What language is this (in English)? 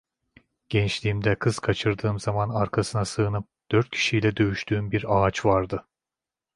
Turkish